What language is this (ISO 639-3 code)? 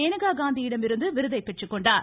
tam